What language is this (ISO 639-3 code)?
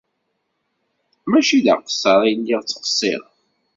kab